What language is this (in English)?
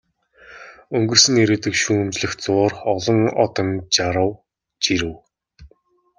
Mongolian